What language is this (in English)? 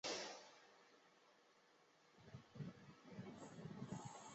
Chinese